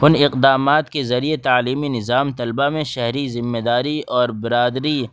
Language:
Urdu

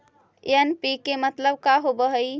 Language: Magahi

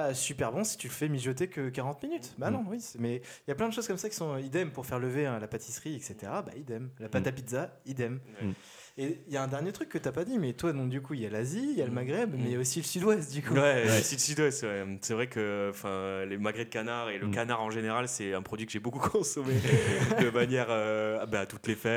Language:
French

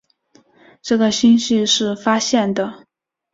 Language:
Chinese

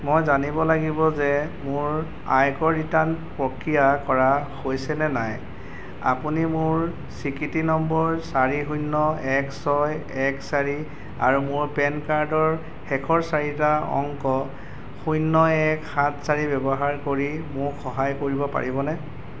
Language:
Assamese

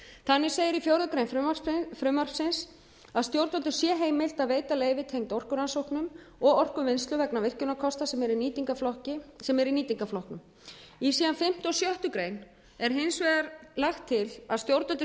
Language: Icelandic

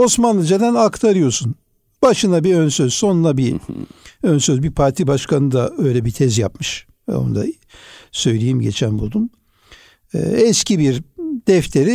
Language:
Turkish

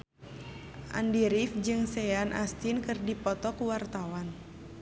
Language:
Sundanese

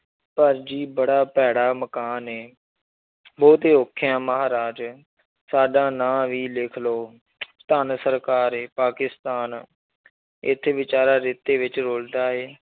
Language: Punjabi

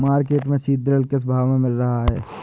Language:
Hindi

